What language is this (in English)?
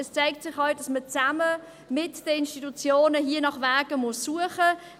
Swiss German